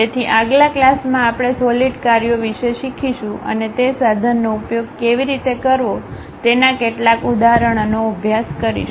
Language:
Gujarati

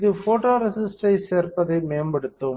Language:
Tamil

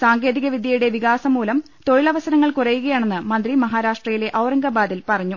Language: Malayalam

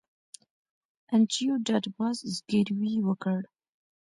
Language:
Pashto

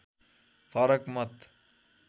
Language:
Nepali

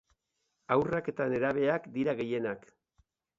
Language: Basque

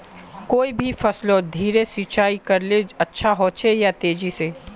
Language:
Magahi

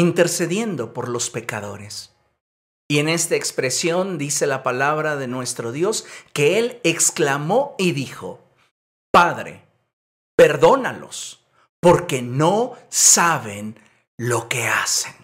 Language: Spanish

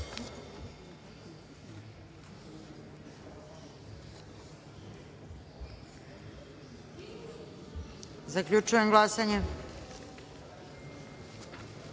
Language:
Serbian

